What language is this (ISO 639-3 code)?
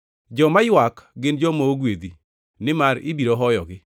luo